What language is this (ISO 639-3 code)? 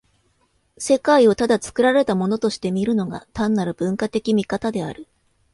jpn